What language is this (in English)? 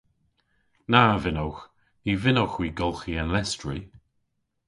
Cornish